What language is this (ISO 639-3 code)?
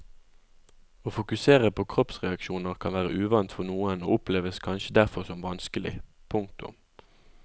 nor